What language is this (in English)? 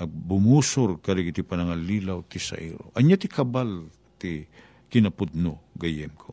Filipino